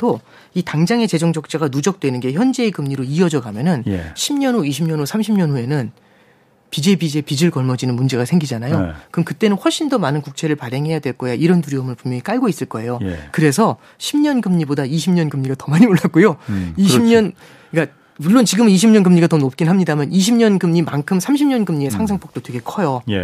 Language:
Korean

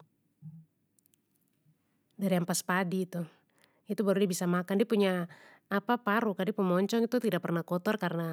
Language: Papuan Malay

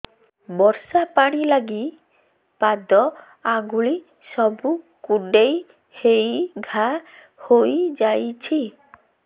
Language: Odia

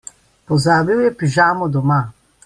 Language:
Slovenian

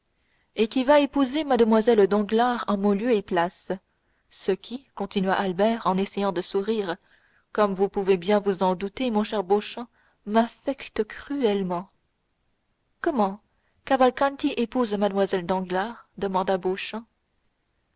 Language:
French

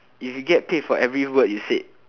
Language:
English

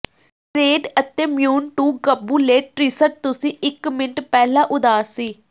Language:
Punjabi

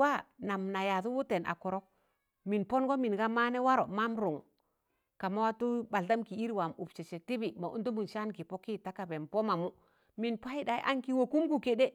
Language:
Tangale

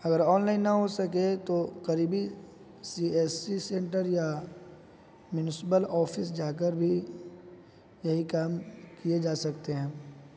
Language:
Urdu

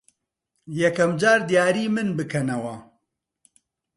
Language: Central Kurdish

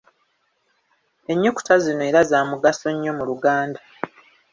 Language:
Ganda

